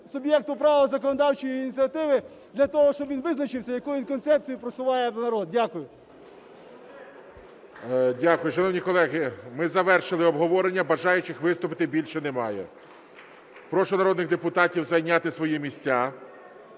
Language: Ukrainian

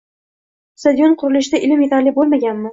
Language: Uzbek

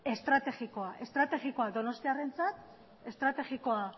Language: Basque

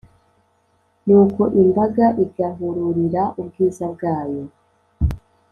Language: Kinyarwanda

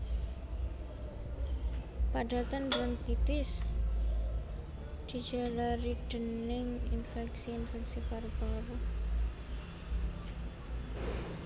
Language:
Javanese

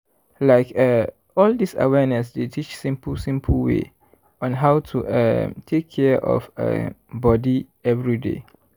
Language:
Nigerian Pidgin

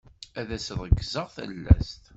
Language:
Kabyle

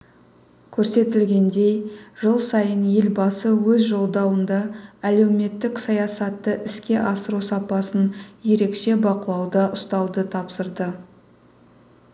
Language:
Kazakh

